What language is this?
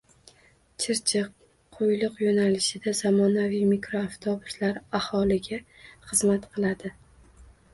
Uzbek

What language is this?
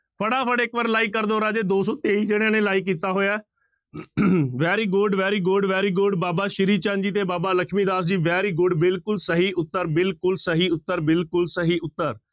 Punjabi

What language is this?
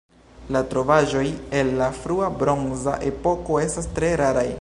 Esperanto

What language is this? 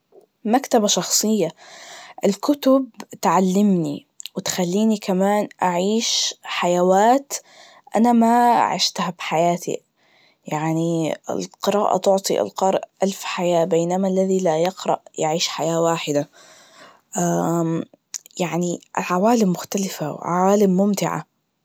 Najdi Arabic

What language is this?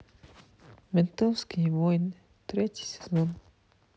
Russian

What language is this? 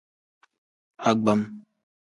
Tem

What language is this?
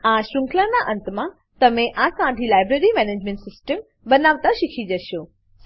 Gujarati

